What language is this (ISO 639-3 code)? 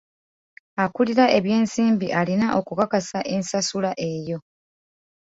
lug